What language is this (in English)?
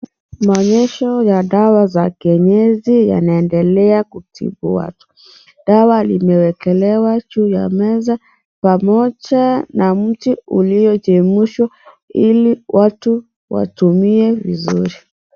Swahili